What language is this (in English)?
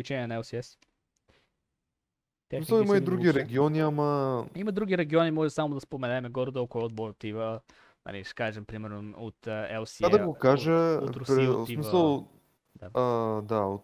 Bulgarian